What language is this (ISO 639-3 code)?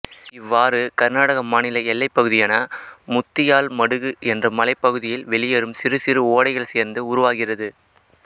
tam